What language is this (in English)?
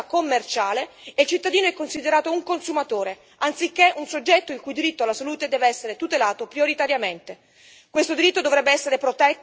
Italian